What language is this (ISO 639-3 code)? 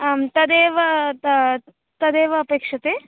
san